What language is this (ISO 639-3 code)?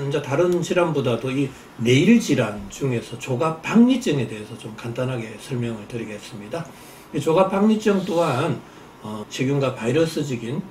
kor